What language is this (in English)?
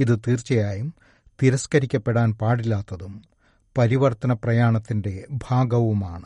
Malayalam